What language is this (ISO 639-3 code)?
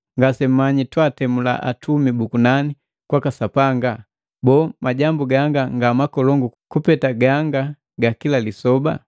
mgv